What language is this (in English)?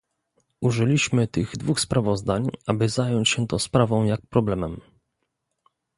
Polish